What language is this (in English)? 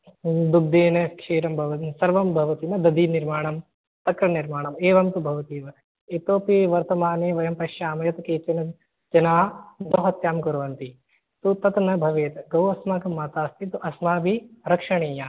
Sanskrit